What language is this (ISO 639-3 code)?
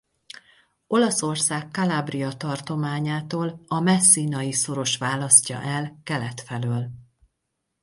hun